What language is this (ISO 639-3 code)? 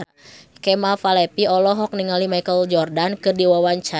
sun